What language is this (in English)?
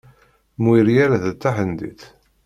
Kabyle